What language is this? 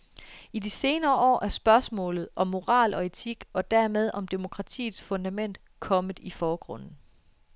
Danish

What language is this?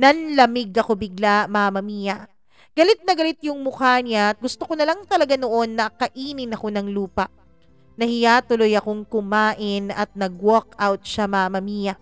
Filipino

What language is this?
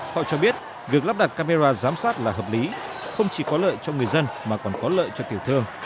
Vietnamese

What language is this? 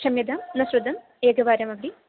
Sanskrit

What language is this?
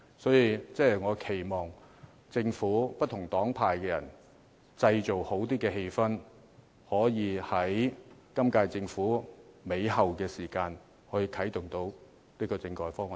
Cantonese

